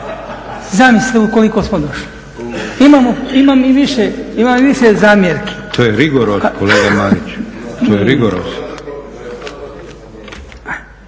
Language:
Croatian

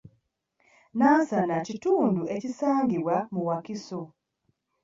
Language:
Ganda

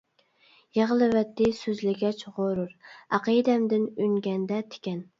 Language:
Uyghur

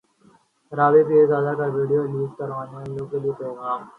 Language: Urdu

